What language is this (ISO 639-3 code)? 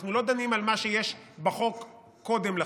heb